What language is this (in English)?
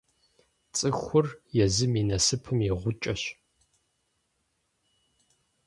Kabardian